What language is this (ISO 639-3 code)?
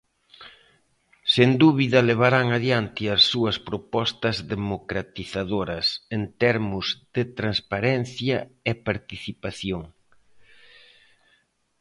glg